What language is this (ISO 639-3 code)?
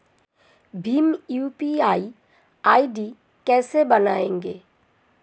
hin